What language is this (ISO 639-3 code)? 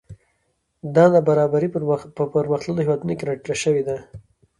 pus